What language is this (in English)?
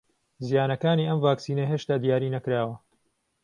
Central Kurdish